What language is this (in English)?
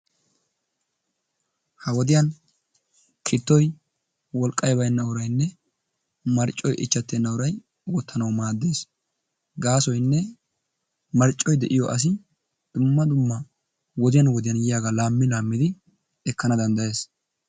Wolaytta